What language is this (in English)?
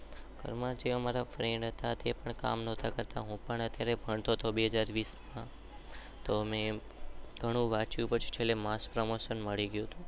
Gujarati